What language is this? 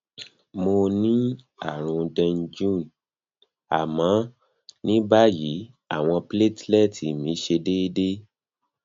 Yoruba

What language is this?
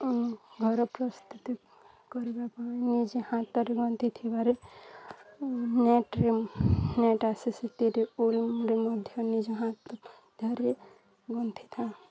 Odia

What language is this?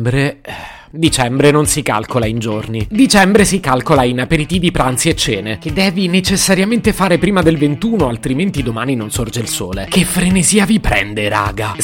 Italian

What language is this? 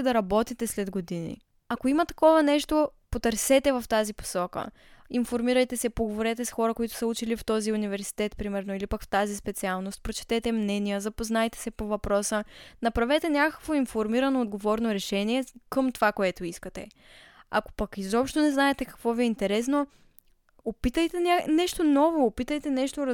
Bulgarian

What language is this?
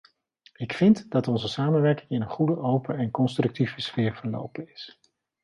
Dutch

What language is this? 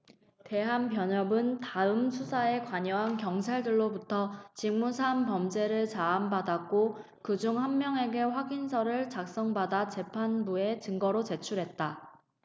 Korean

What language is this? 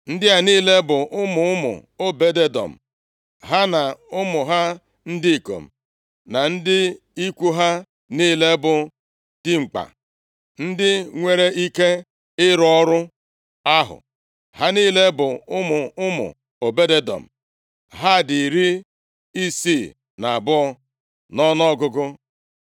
Igbo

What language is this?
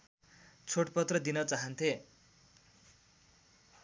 Nepali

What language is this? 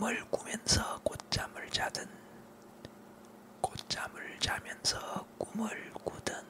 Korean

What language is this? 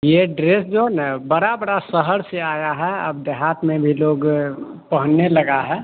Hindi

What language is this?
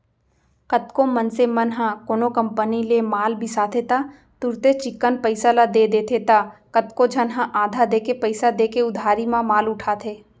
Chhattisgarhi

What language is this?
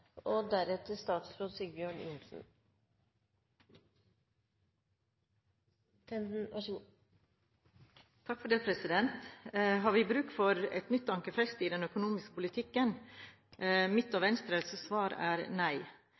Norwegian Bokmål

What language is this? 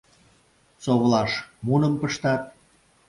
Mari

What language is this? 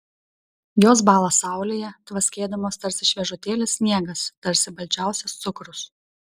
Lithuanian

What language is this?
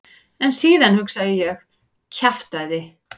Icelandic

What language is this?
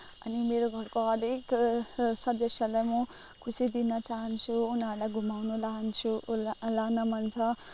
Nepali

